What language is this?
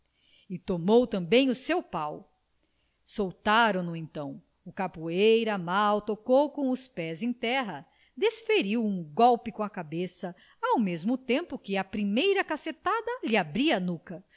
Portuguese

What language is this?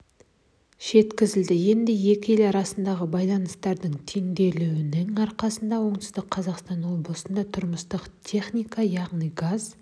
Kazakh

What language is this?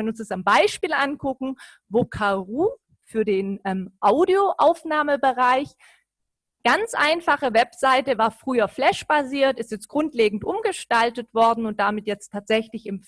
German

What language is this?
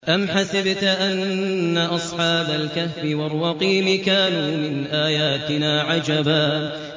Arabic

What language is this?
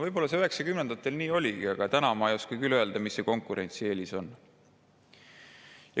Estonian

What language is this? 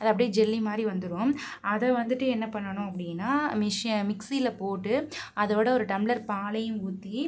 Tamil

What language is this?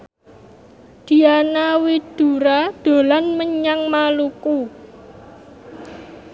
Javanese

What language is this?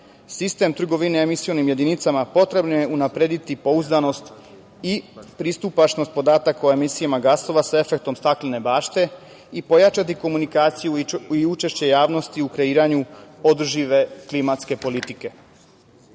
Serbian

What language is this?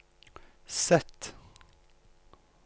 Norwegian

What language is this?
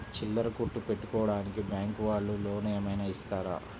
Telugu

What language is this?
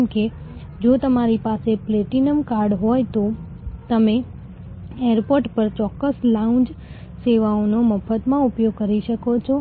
Gujarati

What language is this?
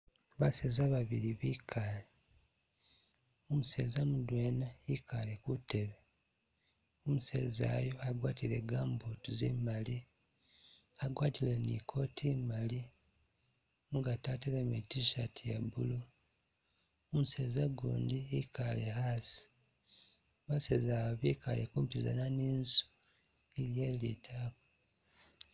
Masaaba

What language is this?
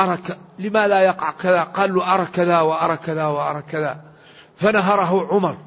Arabic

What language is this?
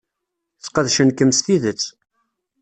Kabyle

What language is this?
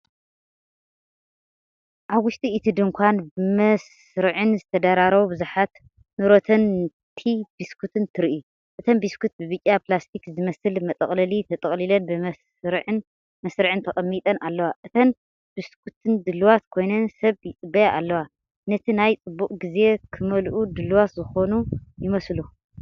Tigrinya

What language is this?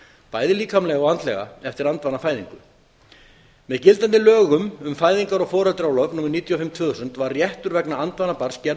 Icelandic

